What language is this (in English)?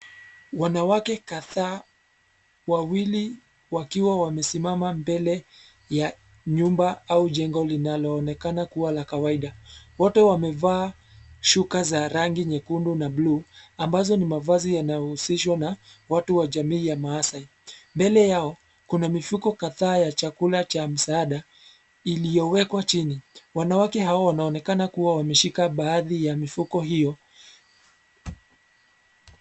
Swahili